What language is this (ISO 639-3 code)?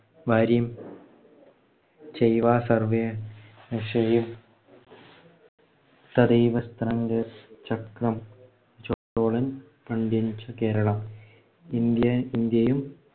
mal